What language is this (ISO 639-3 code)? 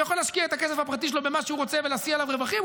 heb